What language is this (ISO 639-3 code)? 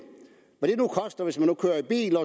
dan